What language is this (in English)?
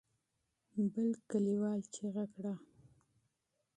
Pashto